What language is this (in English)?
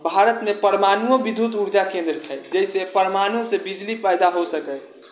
Maithili